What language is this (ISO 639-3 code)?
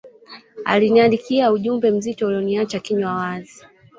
swa